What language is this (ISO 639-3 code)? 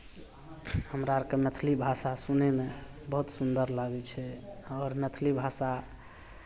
mai